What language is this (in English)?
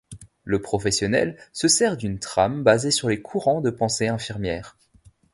French